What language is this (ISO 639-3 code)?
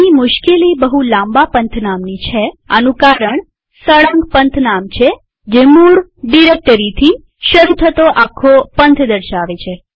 guj